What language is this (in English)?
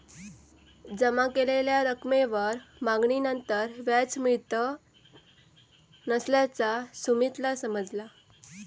Marathi